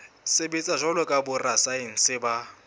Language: Southern Sotho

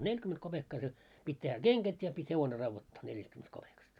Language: Finnish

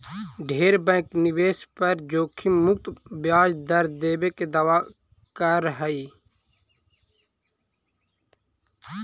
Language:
Magahi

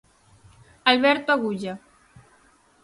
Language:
Galician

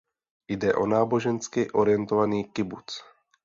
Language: Czech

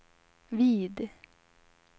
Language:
Swedish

